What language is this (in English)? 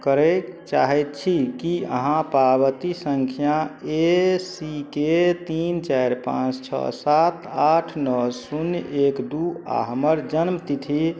Maithili